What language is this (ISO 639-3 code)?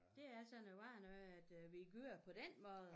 dan